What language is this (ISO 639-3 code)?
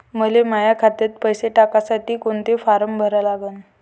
mar